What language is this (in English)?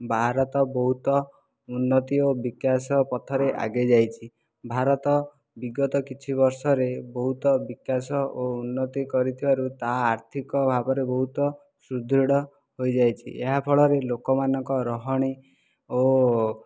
Odia